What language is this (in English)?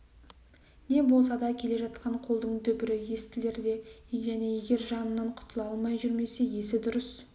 Kazakh